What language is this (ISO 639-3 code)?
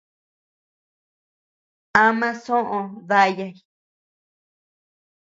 cux